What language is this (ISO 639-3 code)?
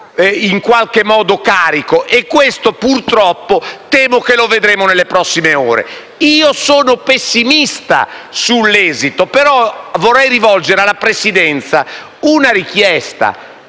ita